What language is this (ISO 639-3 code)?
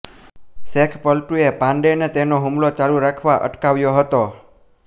guj